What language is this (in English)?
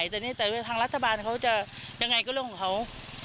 Thai